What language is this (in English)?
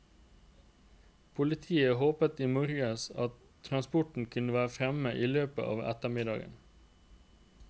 Norwegian